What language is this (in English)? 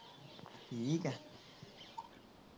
Punjabi